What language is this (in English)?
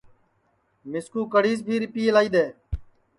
Sansi